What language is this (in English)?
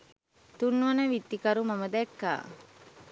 Sinhala